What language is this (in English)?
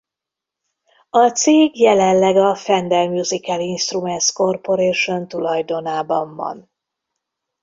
Hungarian